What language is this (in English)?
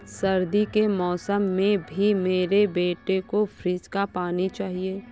Hindi